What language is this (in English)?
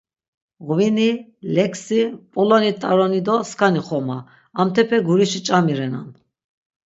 Laz